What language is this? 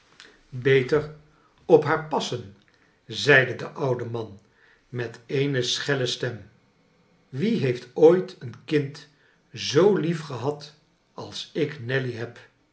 Dutch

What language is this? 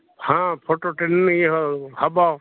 Odia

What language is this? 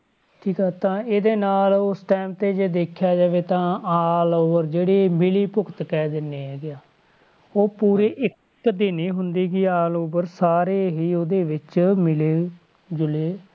Punjabi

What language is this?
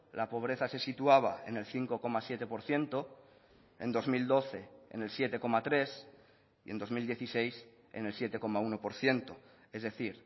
Spanish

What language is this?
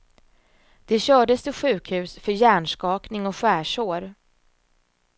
Swedish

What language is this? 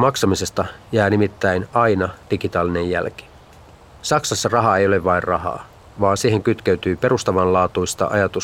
Finnish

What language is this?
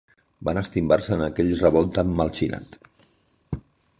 Catalan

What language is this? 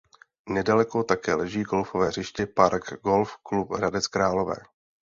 Czech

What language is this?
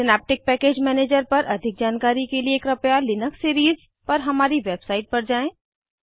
Hindi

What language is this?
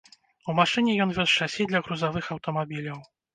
Belarusian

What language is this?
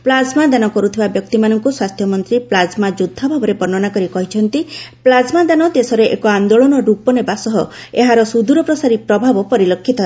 Odia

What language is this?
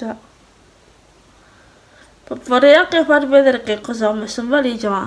Italian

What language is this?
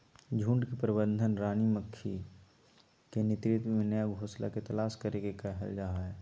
Magahi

